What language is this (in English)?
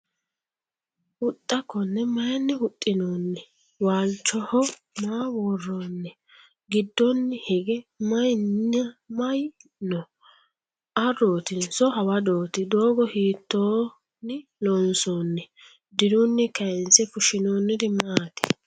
Sidamo